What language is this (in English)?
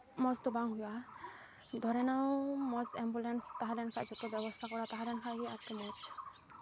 Santali